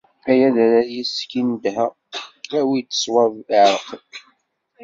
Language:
Kabyle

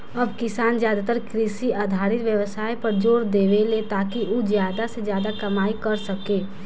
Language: Bhojpuri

